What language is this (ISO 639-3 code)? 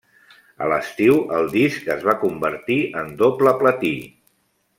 cat